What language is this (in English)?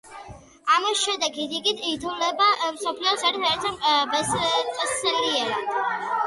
Georgian